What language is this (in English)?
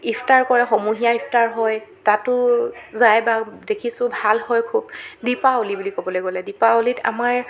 Assamese